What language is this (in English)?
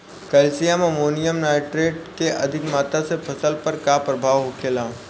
Bhojpuri